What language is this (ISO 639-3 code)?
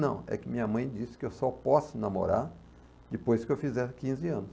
por